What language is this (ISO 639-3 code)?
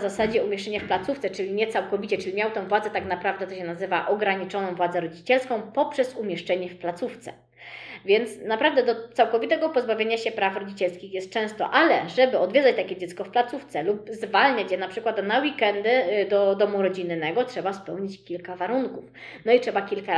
pol